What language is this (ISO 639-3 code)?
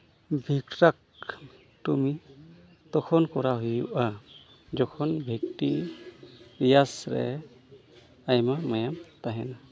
sat